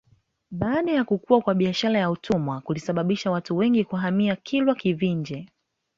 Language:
Swahili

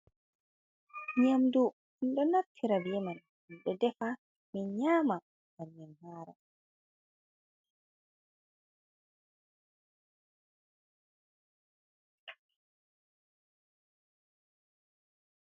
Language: Fula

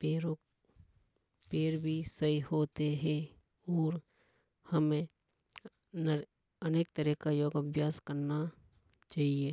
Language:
Hadothi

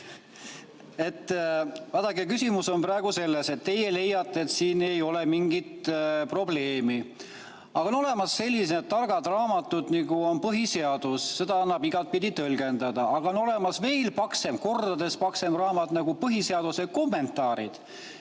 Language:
Estonian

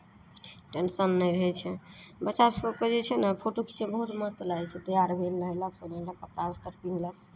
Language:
Maithili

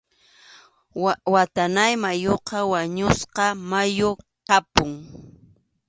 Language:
Arequipa-La Unión Quechua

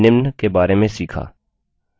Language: Hindi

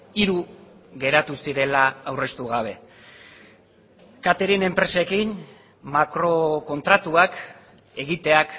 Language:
Basque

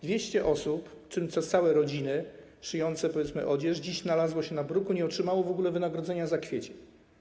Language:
Polish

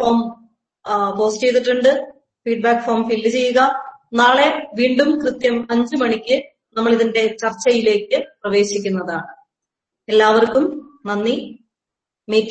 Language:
Malayalam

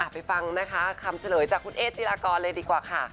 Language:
Thai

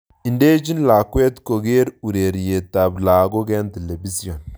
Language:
Kalenjin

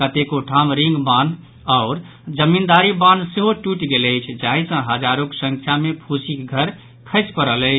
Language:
Maithili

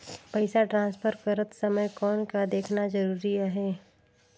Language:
Chhattisgarhi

